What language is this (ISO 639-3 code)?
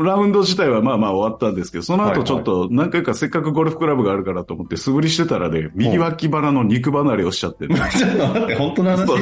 jpn